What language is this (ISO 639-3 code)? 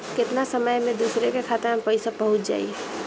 bho